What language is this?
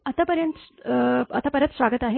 Marathi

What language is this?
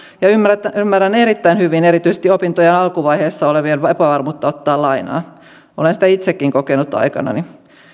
Finnish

